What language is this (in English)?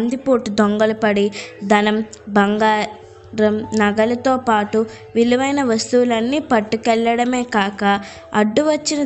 Telugu